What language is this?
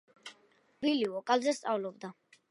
Georgian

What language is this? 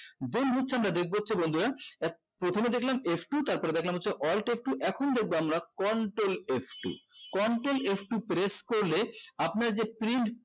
Bangla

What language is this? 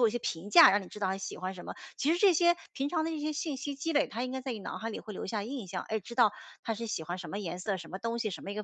Chinese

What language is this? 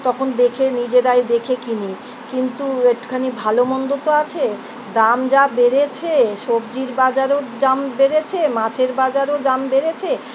Bangla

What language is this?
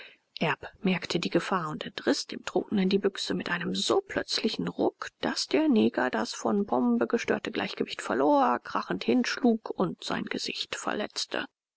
German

